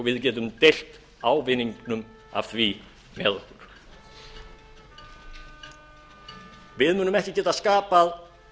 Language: Icelandic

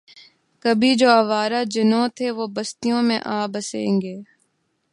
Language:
Urdu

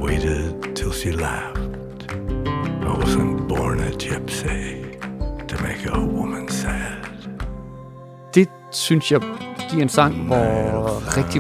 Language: Danish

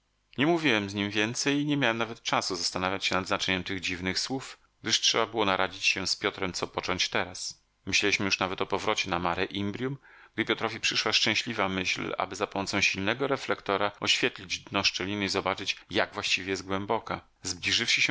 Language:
Polish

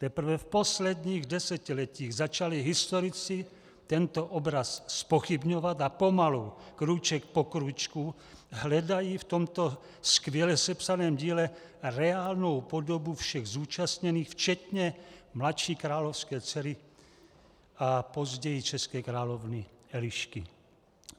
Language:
Czech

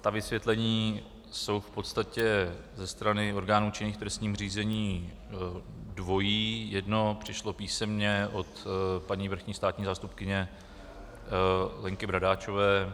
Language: Czech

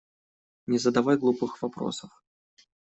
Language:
Russian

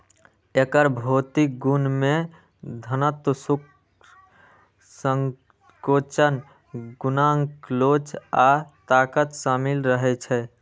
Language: Maithili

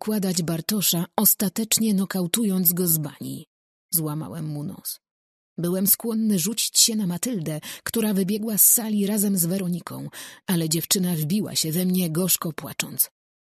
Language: Polish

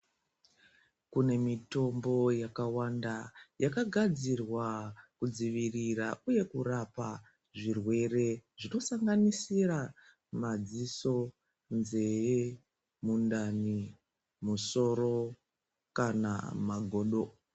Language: Ndau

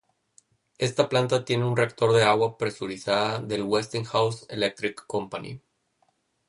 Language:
Spanish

